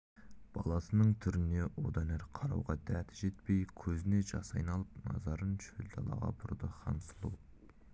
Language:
Kazakh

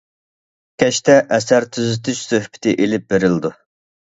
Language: Uyghur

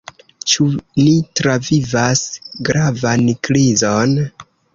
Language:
Esperanto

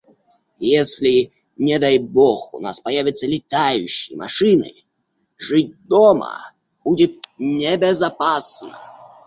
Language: Russian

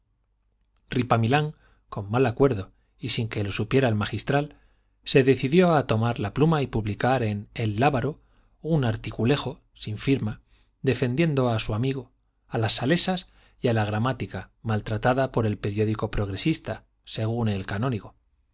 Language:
Spanish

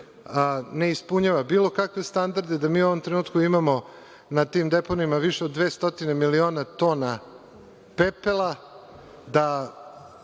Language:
Serbian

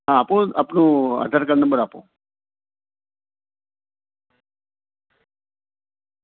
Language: Gujarati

